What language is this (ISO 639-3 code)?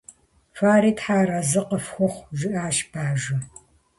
kbd